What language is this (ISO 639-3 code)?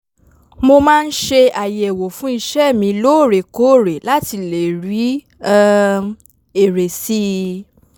yor